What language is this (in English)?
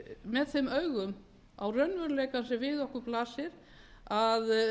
Icelandic